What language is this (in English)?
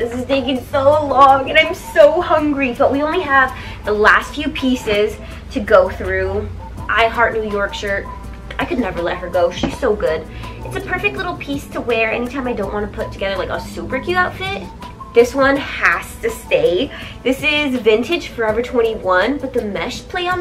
English